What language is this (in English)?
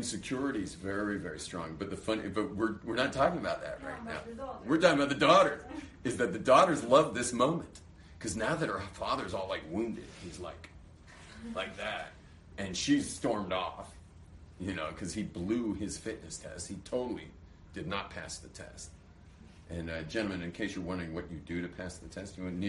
English